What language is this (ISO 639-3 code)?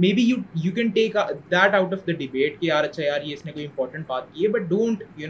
urd